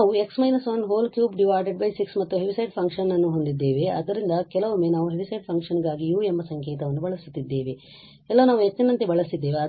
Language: Kannada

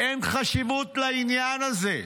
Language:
Hebrew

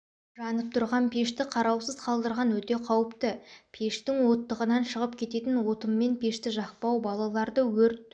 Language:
Kazakh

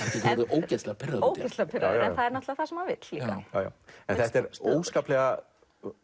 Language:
Icelandic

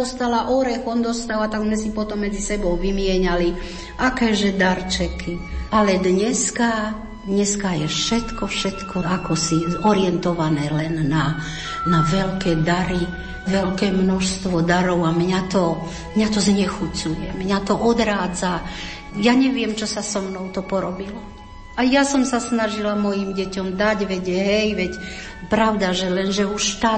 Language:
Slovak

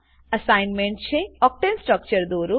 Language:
Gujarati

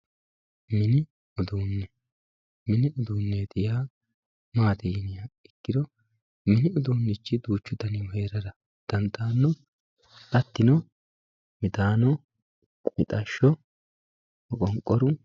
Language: Sidamo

